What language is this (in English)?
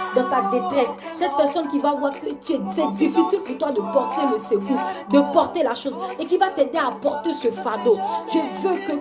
French